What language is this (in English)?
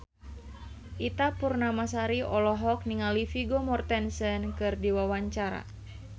Sundanese